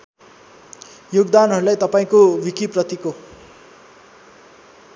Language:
Nepali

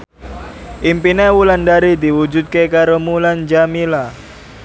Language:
Javanese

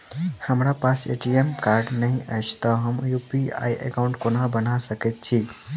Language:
Maithili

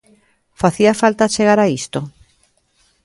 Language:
Galician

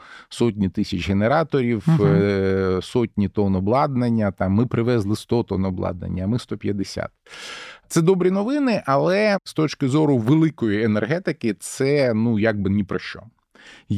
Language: Ukrainian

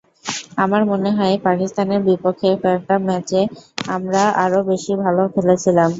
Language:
Bangla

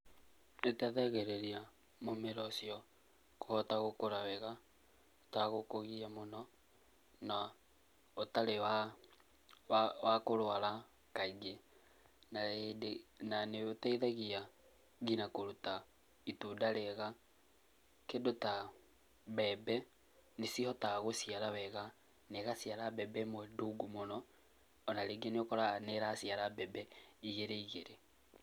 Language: Kikuyu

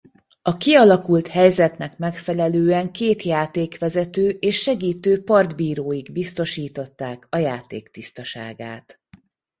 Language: Hungarian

